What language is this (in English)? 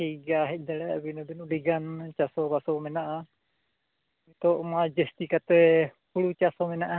Santali